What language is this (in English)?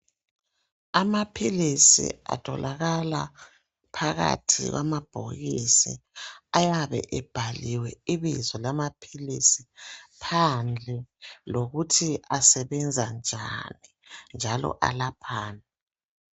North Ndebele